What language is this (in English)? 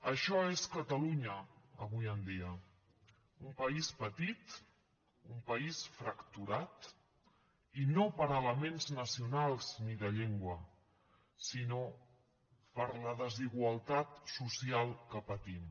Catalan